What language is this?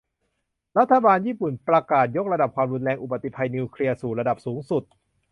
Thai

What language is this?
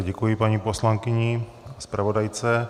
Czech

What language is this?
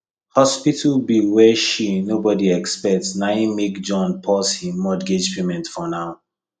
Nigerian Pidgin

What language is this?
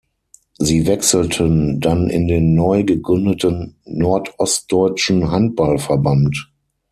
German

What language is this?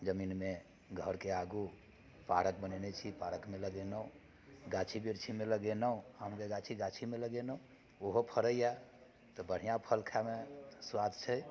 Maithili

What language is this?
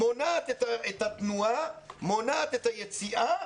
Hebrew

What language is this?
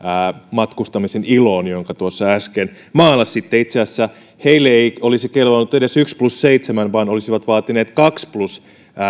Finnish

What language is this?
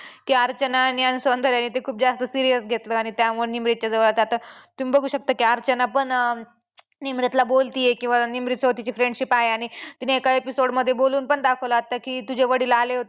Marathi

